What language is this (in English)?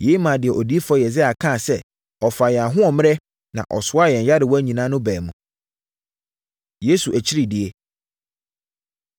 Akan